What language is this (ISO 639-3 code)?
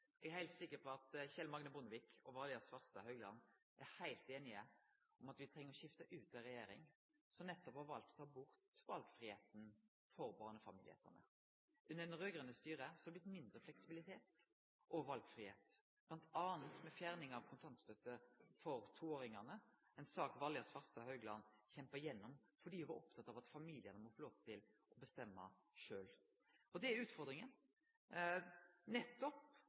nno